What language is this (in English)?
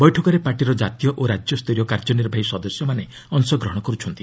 Odia